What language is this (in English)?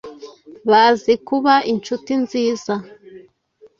Kinyarwanda